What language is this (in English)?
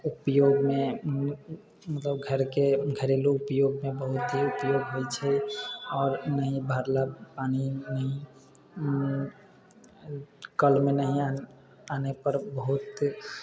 Maithili